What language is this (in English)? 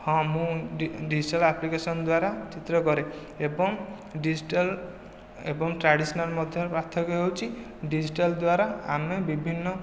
Odia